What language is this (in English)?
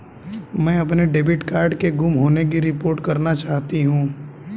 Hindi